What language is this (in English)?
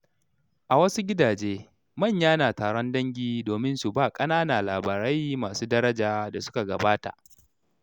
Hausa